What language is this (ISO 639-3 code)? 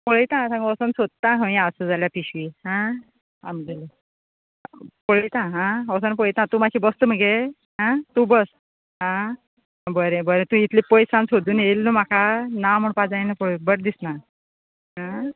kok